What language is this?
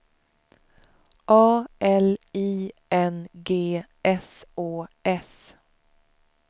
Swedish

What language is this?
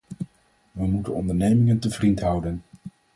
Dutch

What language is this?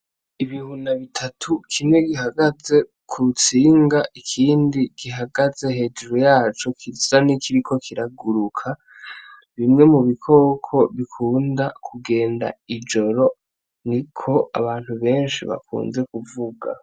Rundi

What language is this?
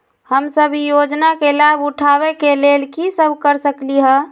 Magahi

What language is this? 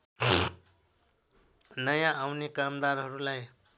Nepali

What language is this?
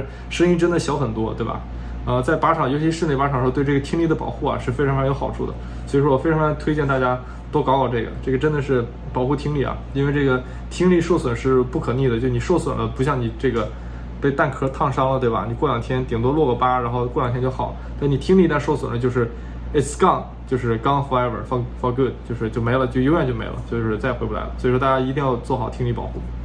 Chinese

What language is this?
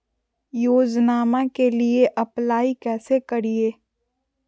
Magahi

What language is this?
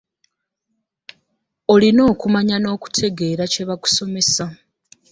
Ganda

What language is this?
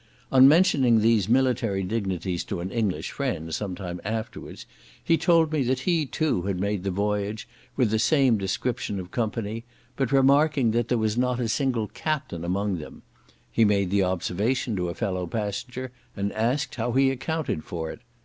English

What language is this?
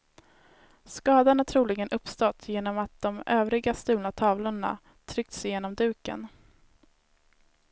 Swedish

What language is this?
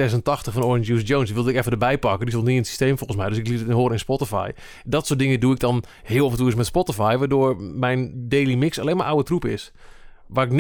Dutch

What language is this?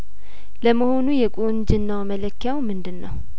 Amharic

